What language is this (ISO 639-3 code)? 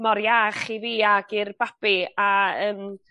cym